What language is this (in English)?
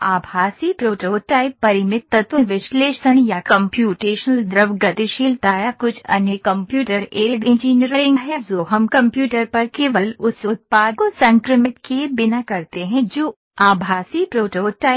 Hindi